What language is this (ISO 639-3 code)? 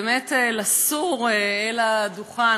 heb